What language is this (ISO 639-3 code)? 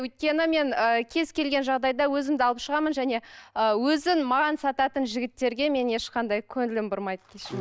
kaz